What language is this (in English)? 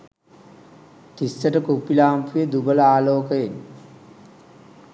Sinhala